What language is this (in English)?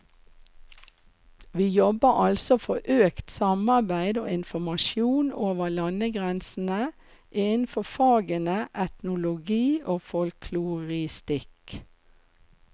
Norwegian